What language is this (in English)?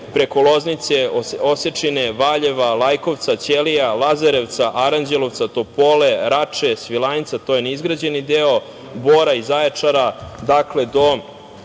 Serbian